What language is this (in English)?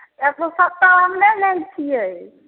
Maithili